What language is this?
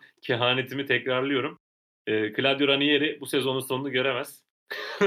Turkish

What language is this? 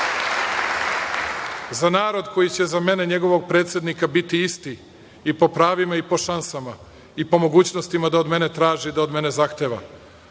Serbian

